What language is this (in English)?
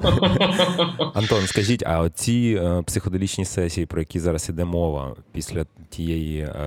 Ukrainian